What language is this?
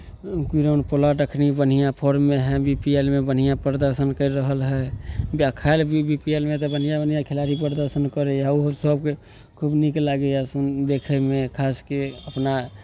Maithili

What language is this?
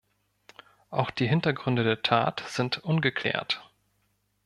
German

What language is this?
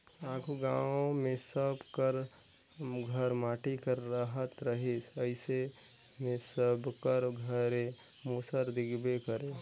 Chhattisgarhi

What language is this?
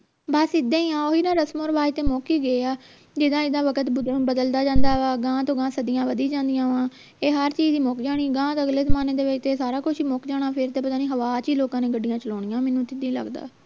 Punjabi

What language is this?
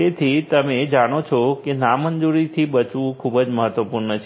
Gujarati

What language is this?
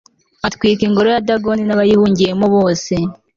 Kinyarwanda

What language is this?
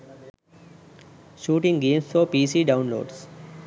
Sinhala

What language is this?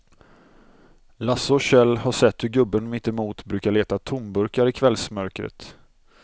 Swedish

